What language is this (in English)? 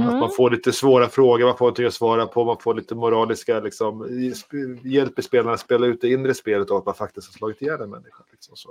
Swedish